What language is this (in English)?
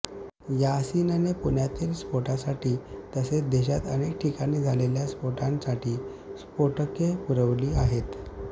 Marathi